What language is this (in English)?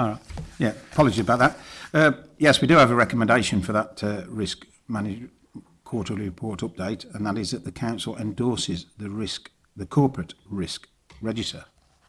English